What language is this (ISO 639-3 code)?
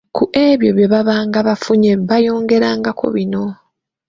lug